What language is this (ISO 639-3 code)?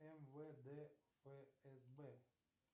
rus